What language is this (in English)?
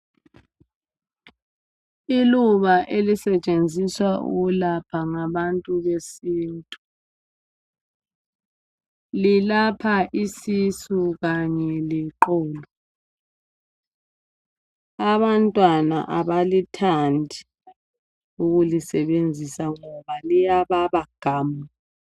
North Ndebele